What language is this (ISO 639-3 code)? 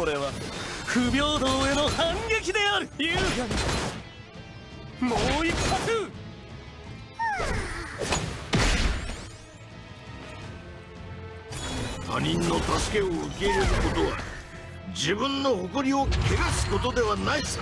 jpn